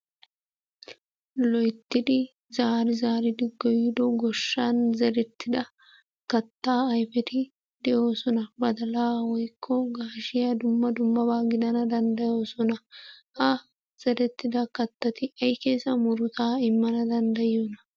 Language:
Wolaytta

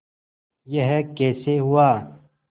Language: Hindi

